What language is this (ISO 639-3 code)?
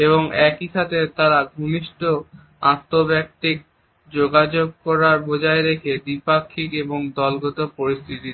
ben